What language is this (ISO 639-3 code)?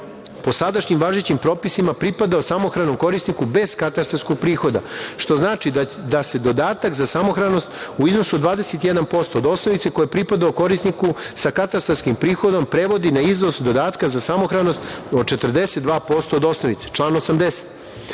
srp